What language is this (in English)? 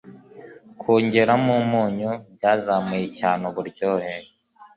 Kinyarwanda